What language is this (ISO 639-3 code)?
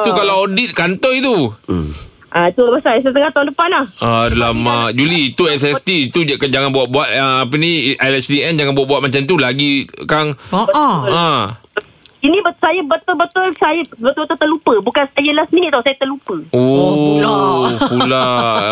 msa